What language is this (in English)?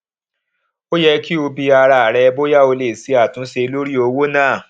Yoruba